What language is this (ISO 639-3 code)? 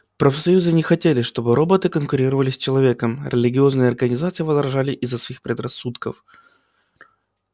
rus